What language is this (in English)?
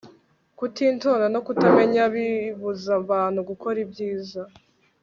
Kinyarwanda